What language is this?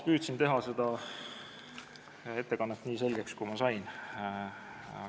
Estonian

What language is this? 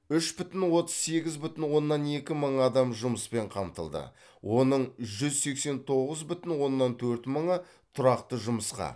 Kazakh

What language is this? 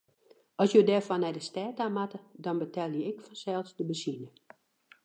Western Frisian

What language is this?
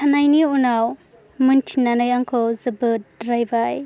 Bodo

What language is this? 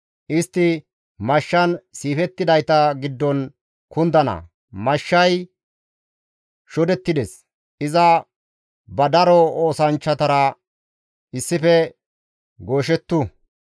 Gamo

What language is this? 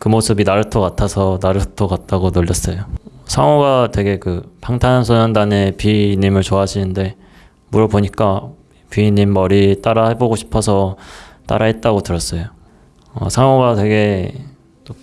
Korean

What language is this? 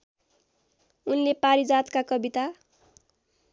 Nepali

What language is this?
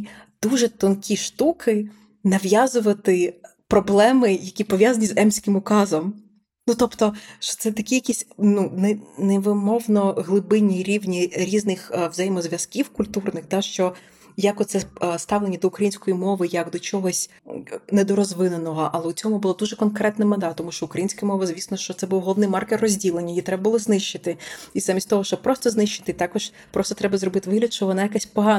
Ukrainian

